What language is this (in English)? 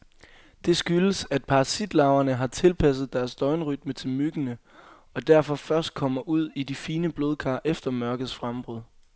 Danish